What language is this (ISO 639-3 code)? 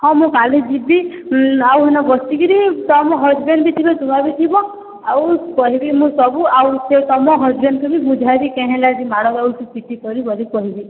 ori